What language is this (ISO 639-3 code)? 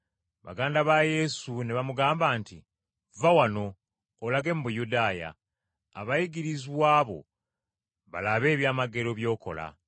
lug